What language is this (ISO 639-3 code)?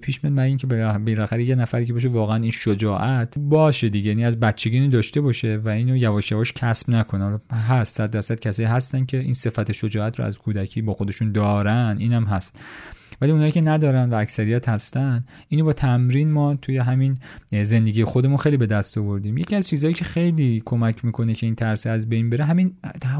fas